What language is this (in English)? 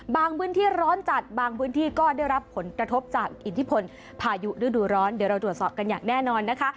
Thai